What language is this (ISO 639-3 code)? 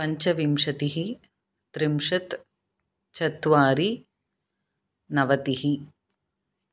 san